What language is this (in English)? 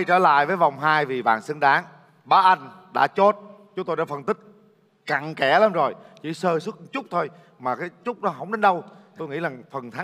Vietnamese